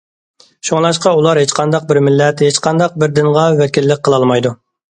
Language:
Uyghur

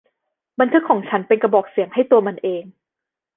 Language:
Thai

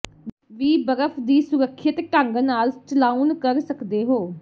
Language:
Punjabi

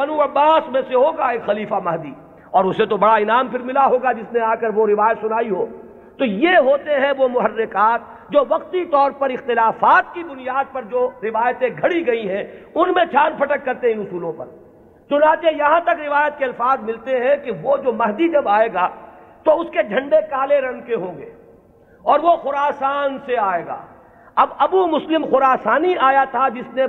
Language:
Urdu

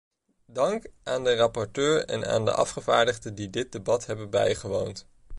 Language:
Dutch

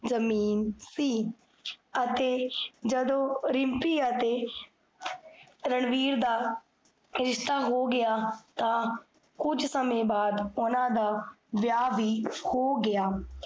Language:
Punjabi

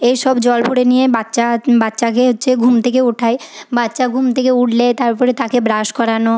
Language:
Bangla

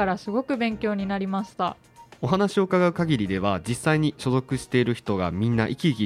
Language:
Japanese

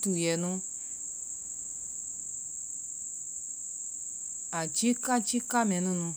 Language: Vai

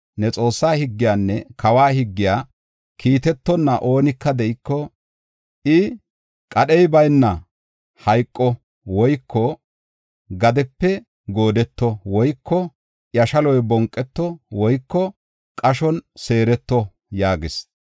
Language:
Gofa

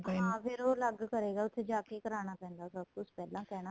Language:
Punjabi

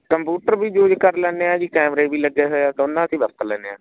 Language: Punjabi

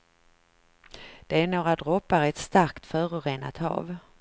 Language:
Swedish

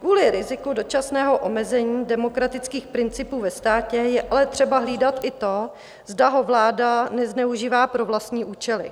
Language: Czech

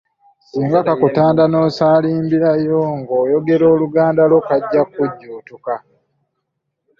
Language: Ganda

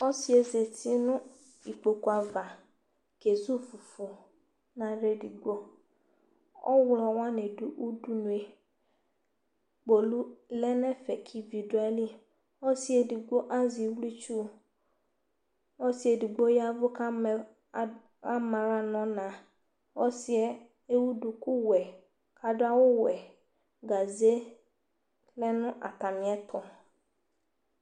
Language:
Ikposo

